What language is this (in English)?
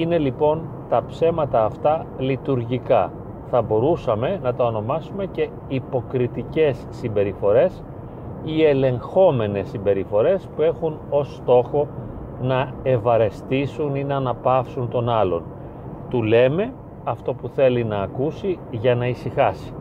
Greek